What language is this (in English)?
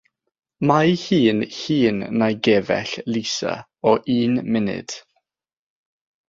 Welsh